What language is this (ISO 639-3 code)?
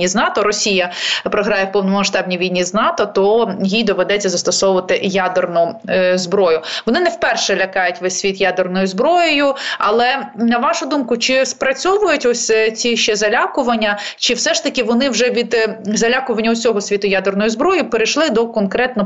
ukr